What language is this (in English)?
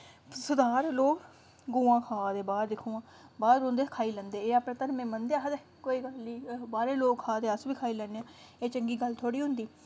Dogri